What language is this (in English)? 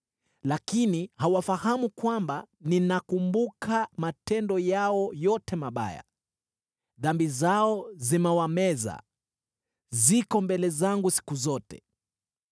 Swahili